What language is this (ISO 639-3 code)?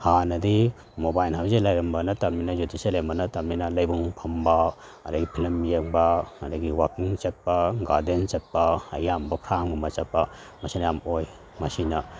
mni